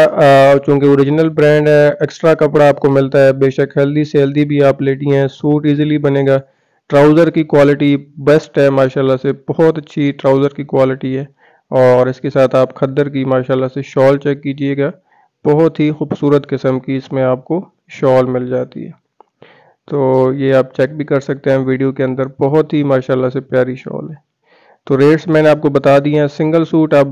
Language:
Hindi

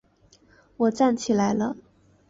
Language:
Chinese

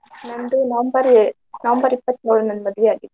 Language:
Kannada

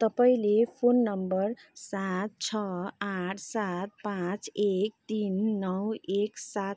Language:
Nepali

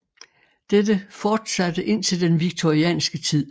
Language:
Danish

